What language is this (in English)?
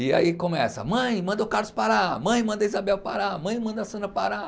Portuguese